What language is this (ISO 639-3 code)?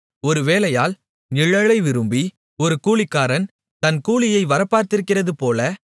tam